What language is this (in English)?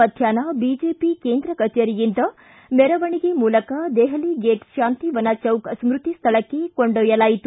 Kannada